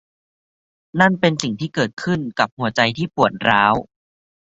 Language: Thai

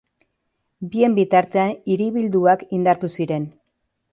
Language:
Basque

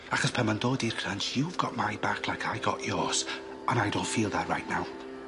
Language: Welsh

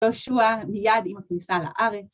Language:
Hebrew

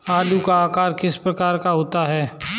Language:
Hindi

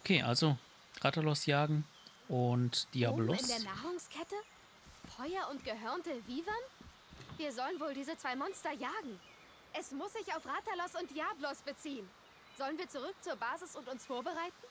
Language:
German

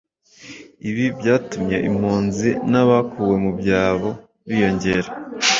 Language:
Kinyarwanda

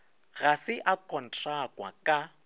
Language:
Northern Sotho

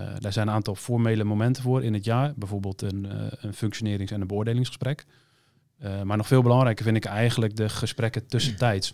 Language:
Dutch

